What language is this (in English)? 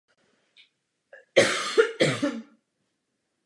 Czech